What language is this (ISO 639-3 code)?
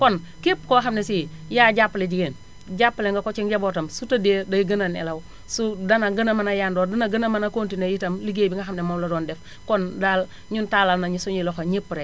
wol